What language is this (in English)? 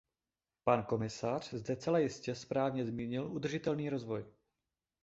Czech